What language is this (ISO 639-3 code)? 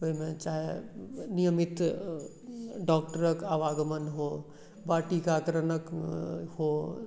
mai